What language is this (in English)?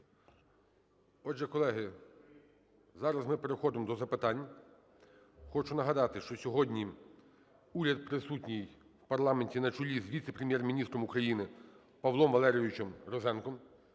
Ukrainian